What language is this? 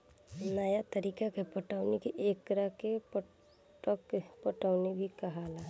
Bhojpuri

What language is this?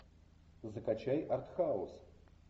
Russian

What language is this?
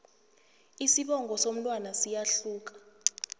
South Ndebele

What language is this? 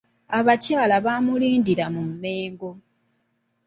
Ganda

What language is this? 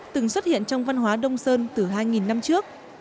Vietnamese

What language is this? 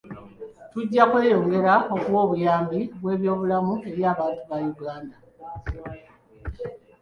Ganda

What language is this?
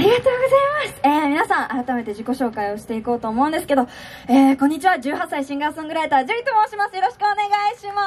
Japanese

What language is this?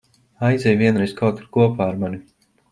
Latvian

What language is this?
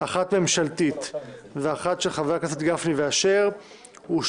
Hebrew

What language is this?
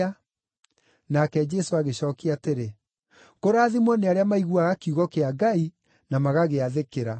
Kikuyu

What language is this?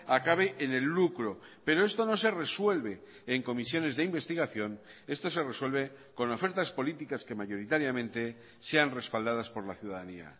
Spanish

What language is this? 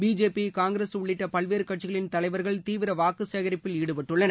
Tamil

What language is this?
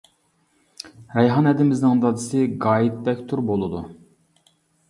Uyghur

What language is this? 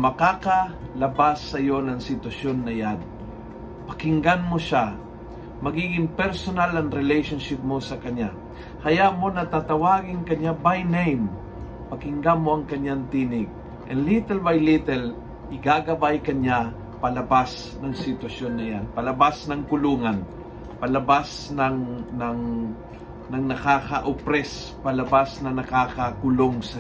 Filipino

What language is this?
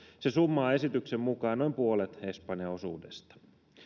Finnish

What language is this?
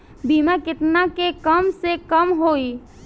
Bhojpuri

